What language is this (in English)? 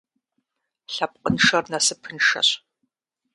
Kabardian